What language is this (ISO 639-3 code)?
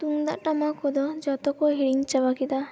sat